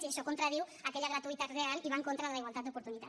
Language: Catalan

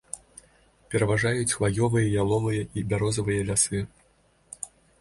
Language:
Belarusian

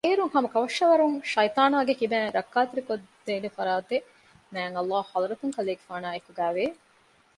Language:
Divehi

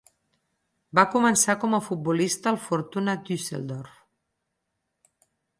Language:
Catalan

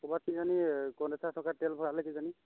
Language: Assamese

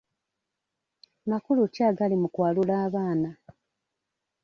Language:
Ganda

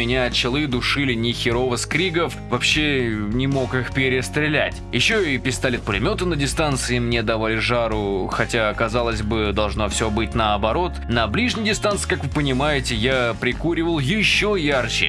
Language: Russian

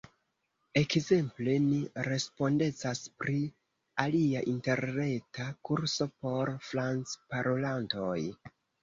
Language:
Esperanto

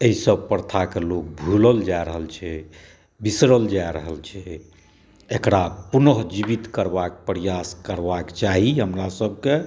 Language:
Maithili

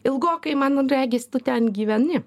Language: Lithuanian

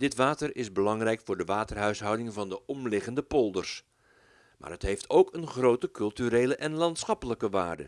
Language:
Dutch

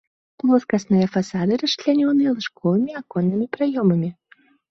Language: Belarusian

